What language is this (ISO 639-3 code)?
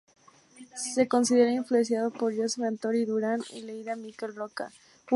spa